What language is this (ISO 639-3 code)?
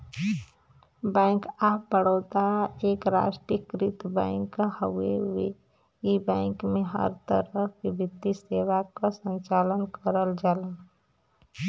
bho